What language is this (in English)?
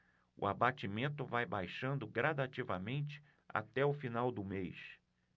Portuguese